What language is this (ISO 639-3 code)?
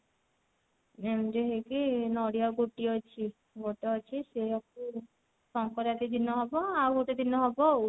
ori